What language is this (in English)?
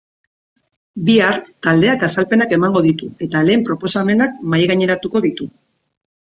Basque